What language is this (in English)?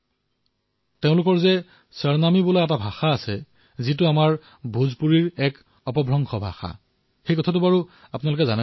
Assamese